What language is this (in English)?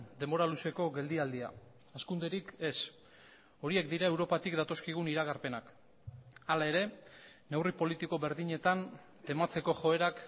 Basque